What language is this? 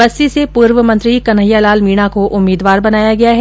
Hindi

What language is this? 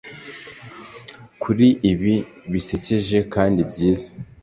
Kinyarwanda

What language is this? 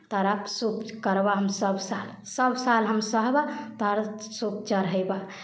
Maithili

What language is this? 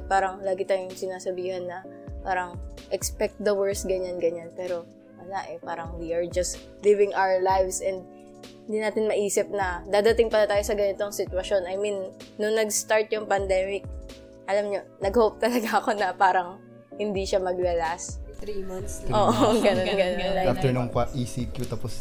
Filipino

